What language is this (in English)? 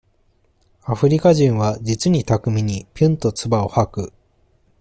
Japanese